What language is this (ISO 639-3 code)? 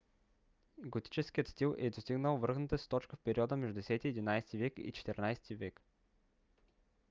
bul